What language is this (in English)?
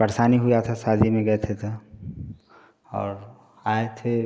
Hindi